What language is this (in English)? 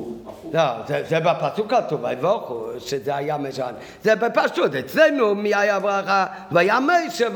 Hebrew